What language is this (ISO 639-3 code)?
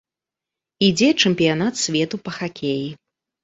bel